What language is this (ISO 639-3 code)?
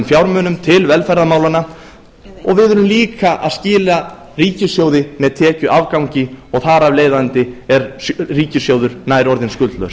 isl